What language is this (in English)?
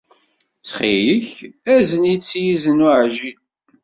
Kabyle